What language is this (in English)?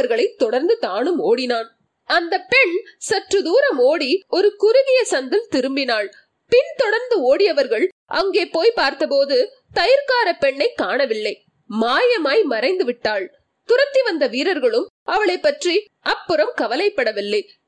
Tamil